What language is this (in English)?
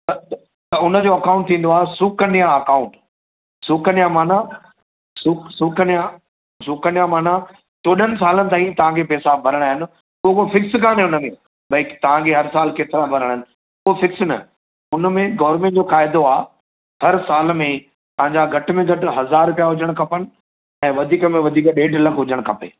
Sindhi